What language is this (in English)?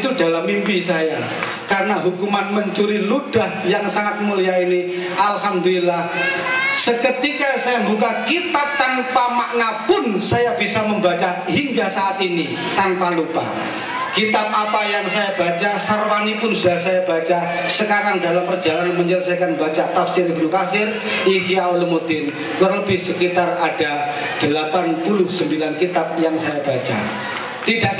Indonesian